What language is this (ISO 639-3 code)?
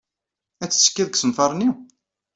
kab